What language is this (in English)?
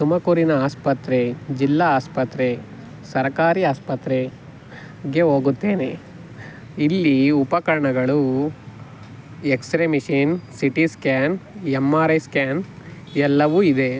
Kannada